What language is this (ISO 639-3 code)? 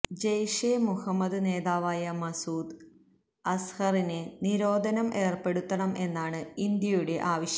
mal